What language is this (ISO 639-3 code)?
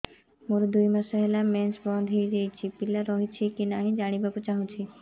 ori